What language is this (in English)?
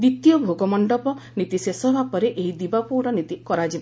Odia